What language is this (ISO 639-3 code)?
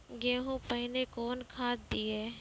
mai